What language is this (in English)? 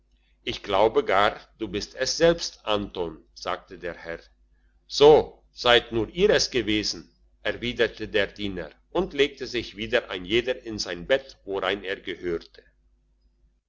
German